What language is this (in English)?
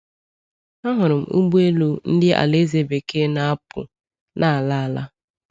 Igbo